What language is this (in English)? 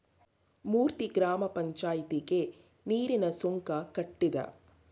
Kannada